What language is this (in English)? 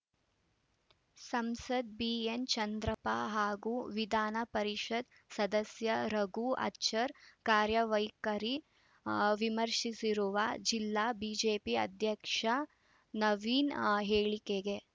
Kannada